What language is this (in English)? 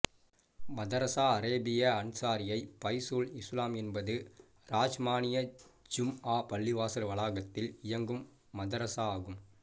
Tamil